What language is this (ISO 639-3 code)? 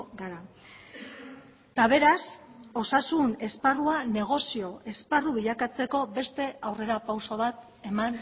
eus